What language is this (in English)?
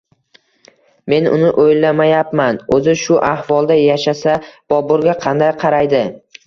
Uzbek